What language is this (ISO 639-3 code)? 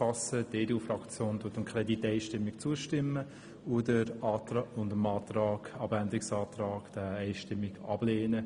gsw